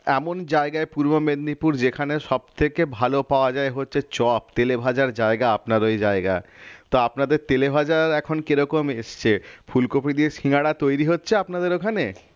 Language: Bangla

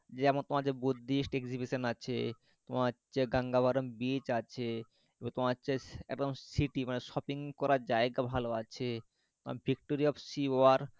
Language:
Bangla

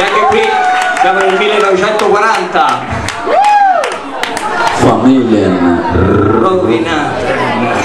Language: Italian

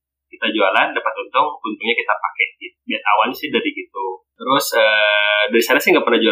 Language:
Indonesian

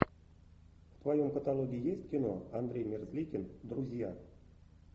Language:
Russian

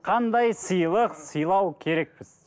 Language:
Kazakh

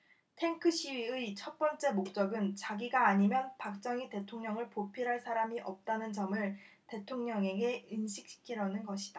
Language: Korean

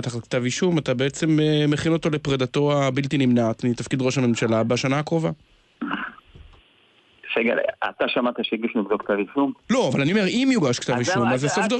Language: Hebrew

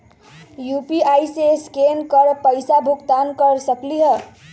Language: Magahi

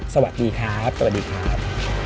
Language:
Thai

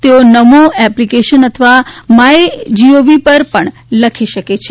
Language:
Gujarati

